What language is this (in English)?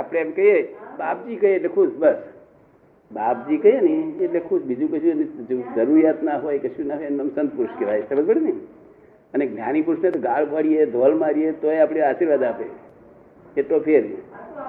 Gujarati